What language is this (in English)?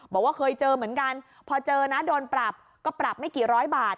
Thai